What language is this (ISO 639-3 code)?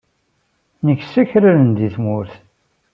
kab